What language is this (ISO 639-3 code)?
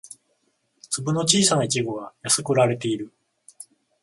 jpn